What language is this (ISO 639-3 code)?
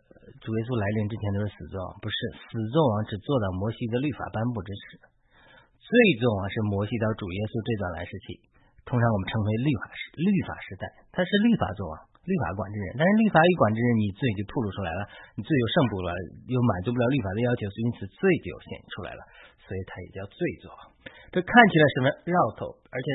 zho